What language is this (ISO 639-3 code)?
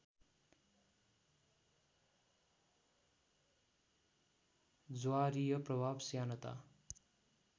nep